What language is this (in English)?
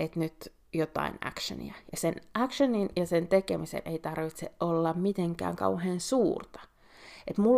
Finnish